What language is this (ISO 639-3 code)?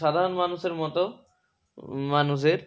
ben